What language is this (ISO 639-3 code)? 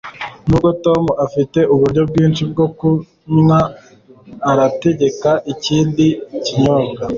kin